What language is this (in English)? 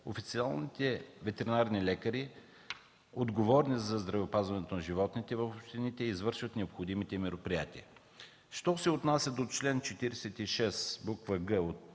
Bulgarian